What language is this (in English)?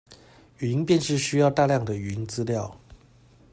Chinese